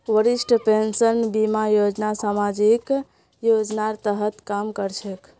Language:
Magahi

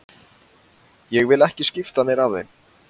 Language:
Icelandic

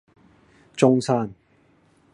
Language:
Cantonese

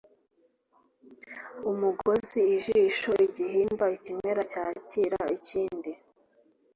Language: Kinyarwanda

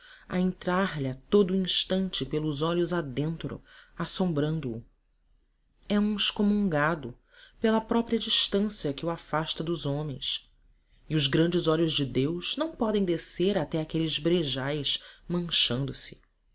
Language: Portuguese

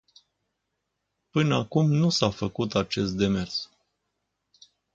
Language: Romanian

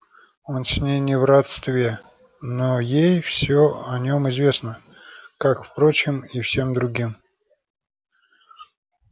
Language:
Russian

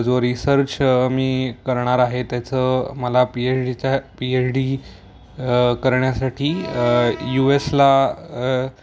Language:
Marathi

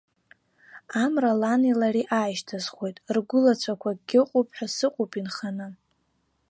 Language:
Abkhazian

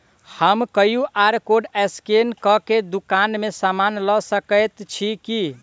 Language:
Maithili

